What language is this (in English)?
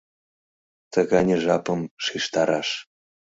Mari